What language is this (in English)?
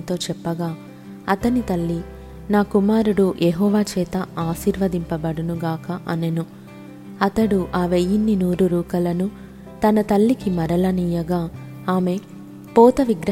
Telugu